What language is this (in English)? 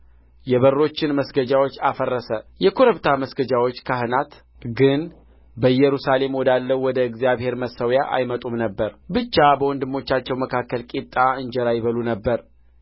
Amharic